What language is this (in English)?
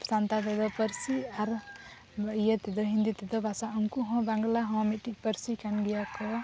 Santali